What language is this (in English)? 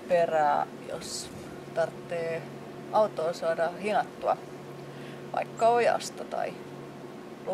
Finnish